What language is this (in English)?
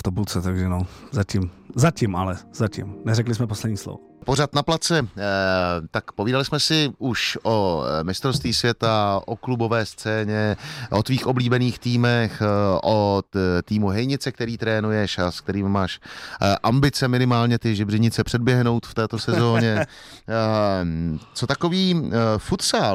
Czech